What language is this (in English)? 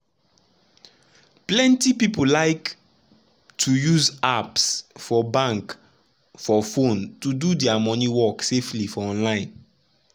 Nigerian Pidgin